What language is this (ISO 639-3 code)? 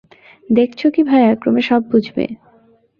ben